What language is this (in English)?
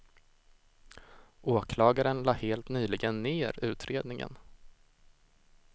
Swedish